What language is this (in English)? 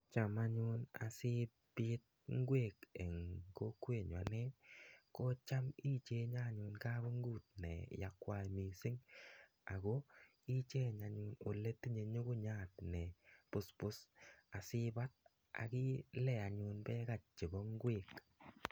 Kalenjin